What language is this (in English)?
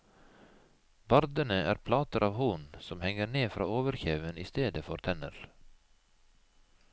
Norwegian